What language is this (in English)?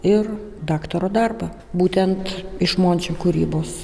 Lithuanian